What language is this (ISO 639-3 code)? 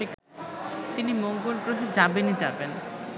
ben